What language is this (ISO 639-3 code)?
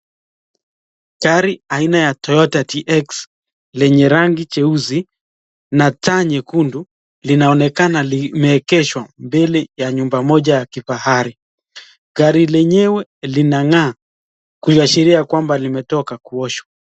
swa